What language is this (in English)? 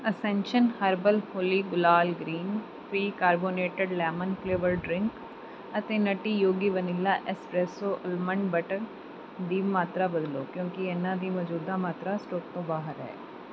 Punjabi